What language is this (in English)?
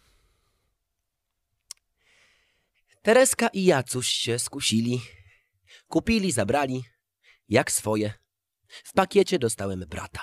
Polish